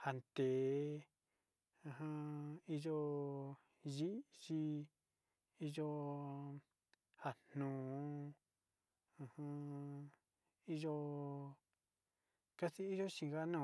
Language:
Sinicahua Mixtec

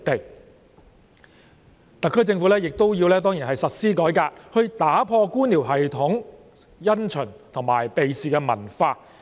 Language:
Cantonese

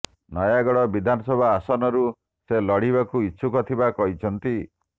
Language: Odia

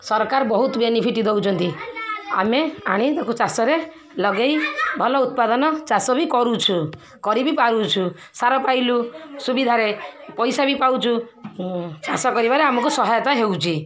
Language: Odia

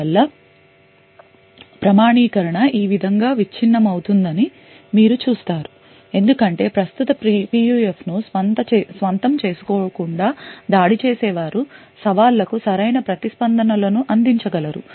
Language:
Telugu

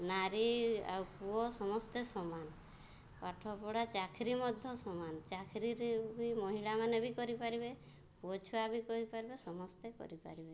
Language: Odia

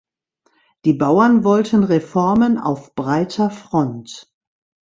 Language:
German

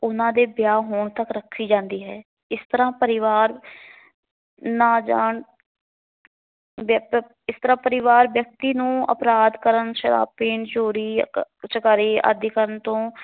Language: Punjabi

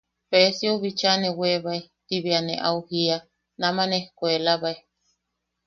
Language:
Yaqui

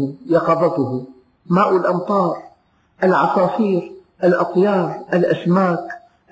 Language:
Arabic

